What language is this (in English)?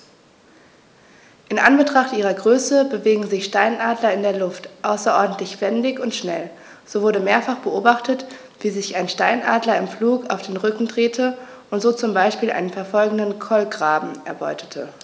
German